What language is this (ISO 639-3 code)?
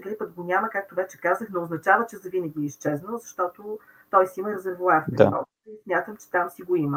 bul